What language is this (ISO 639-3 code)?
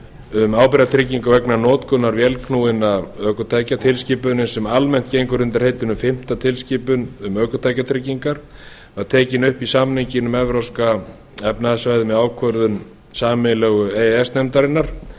isl